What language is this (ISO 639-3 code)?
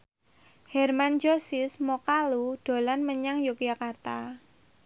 jav